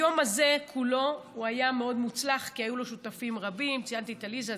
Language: Hebrew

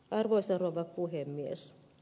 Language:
Finnish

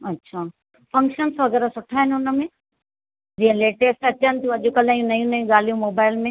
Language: Sindhi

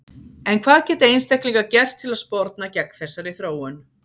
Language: Icelandic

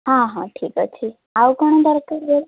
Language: Odia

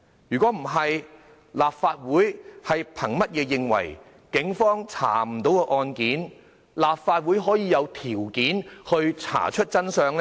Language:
Cantonese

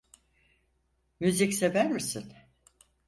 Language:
Turkish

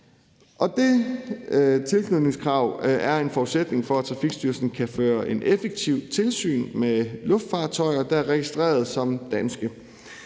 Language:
Danish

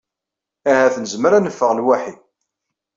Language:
Kabyle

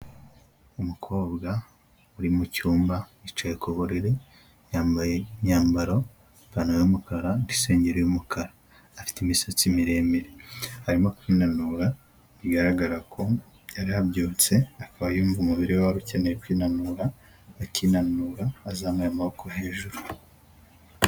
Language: Kinyarwanda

